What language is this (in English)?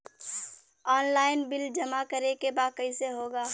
Bhojpuri